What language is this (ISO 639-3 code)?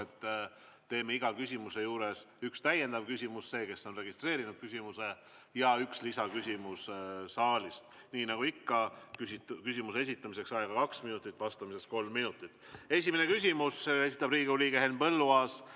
est